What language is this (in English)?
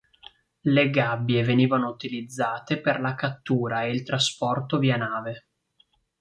Italian